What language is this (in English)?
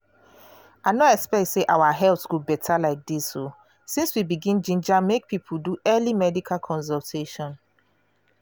Nigerian Pidgin